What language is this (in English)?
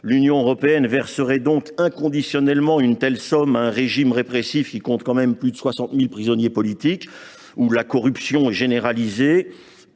French